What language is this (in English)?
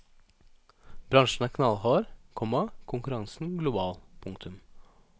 Norwegian